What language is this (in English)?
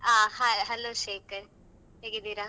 Kannada